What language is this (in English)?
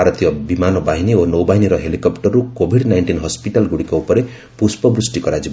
Odia